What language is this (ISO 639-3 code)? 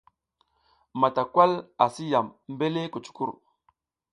giz